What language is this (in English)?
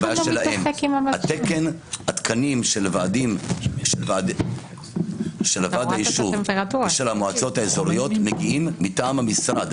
Hebrew